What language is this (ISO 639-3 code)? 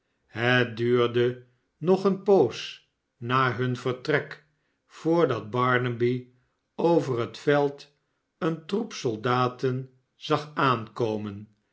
nld